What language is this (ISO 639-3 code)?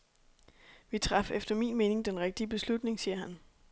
dan